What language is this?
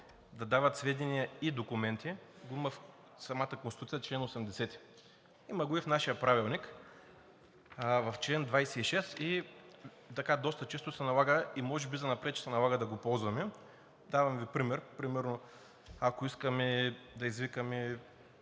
Bulgarian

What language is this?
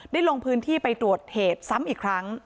Thai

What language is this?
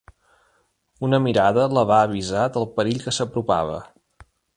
Catalan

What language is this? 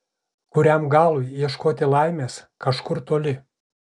Lithuanian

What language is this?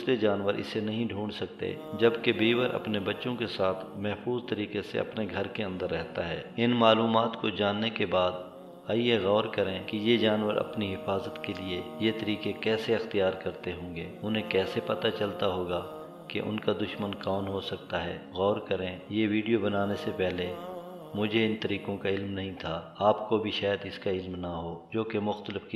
Hindi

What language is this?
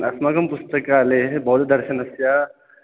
Sanskrit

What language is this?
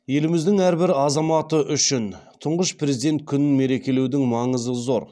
Kazakh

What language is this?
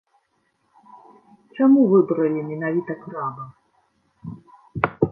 Belarusian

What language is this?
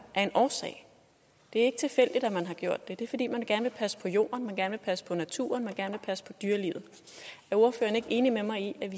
Danish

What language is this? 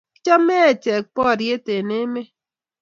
Kalenjin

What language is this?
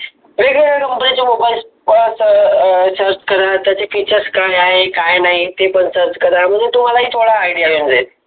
Marathi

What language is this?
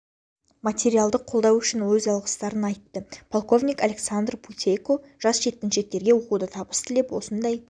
Kazakh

